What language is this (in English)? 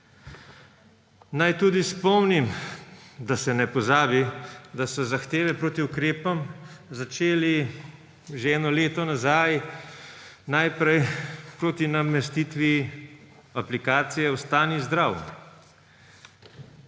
Slovenian